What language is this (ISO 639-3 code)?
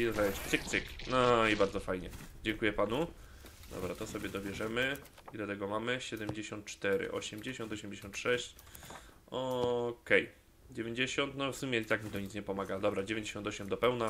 pol